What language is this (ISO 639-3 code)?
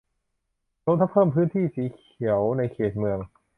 tha